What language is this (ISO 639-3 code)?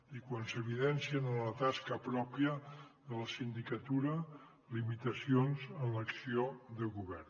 cat